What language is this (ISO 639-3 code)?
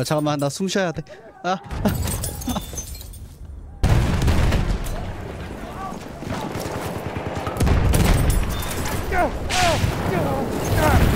kor